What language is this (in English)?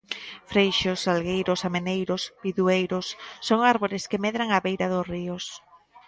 Galician